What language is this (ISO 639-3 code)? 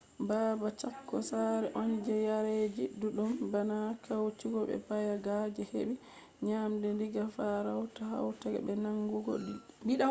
ful